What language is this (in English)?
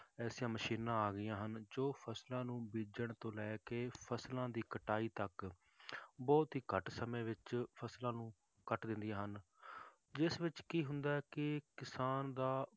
Punjabi